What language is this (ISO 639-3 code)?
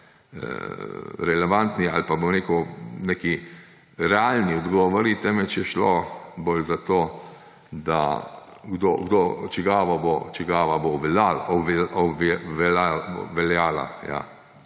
slv